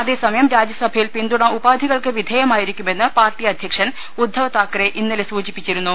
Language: Malayalam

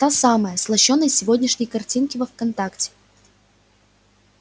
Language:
Russian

